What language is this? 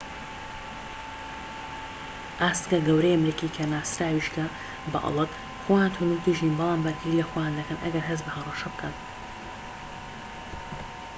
Central Kurdish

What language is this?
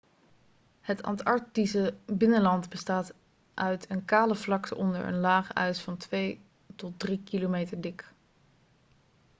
Dutch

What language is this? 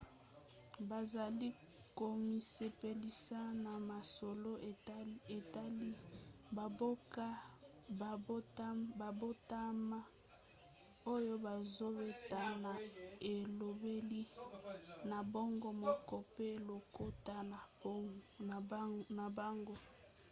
Lingala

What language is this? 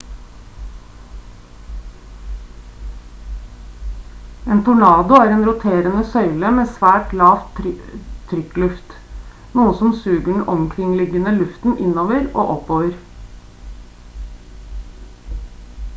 Norwegian Bokmål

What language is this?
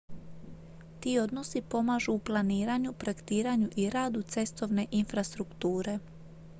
Croatian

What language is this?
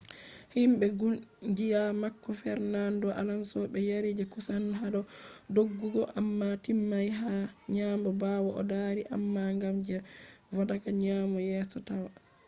Fula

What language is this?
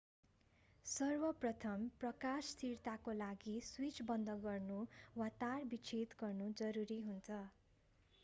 Nepali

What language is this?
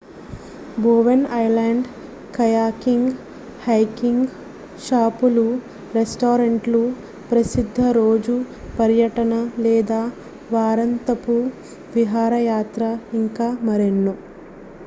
Telugu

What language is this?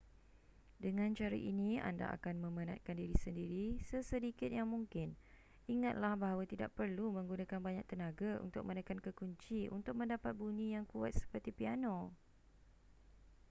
Malay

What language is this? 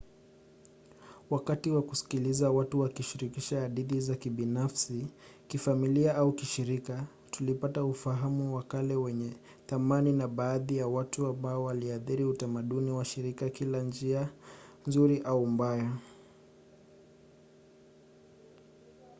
Swahili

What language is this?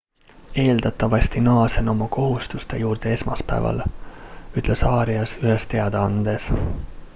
Estonian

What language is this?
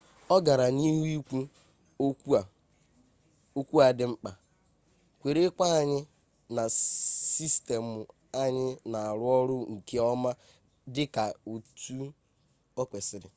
Igbo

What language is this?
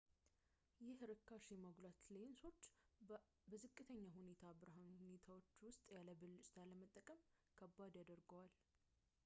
Amharic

